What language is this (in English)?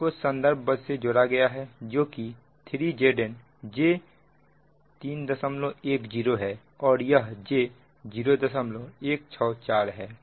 Hindi